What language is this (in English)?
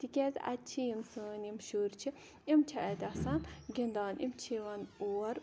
Kashmiri